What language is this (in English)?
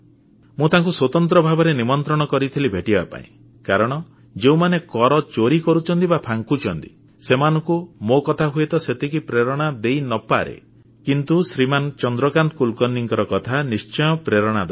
Odia